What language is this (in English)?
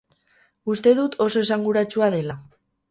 Basque